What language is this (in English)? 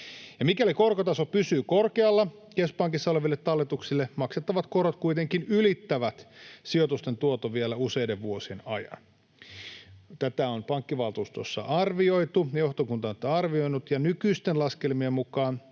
Finnish